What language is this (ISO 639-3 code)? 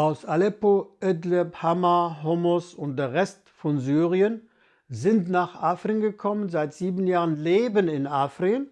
deu